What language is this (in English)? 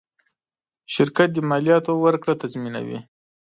Pashto